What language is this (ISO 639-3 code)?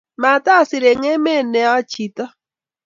kln